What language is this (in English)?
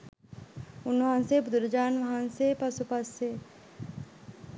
Sinhala